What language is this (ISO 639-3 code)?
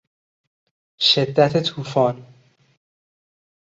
fas